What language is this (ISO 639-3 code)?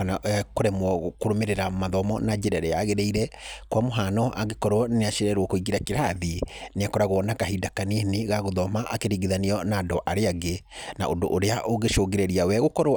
kik